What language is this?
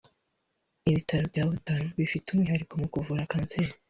Kinyarwanda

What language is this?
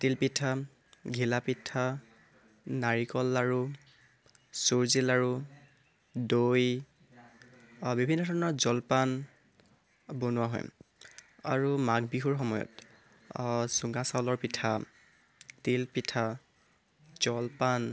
Assamese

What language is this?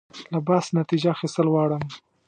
Pashto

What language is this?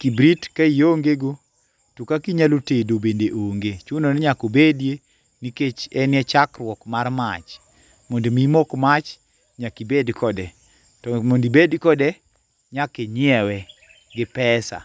Luo (Kenya and Tanzania)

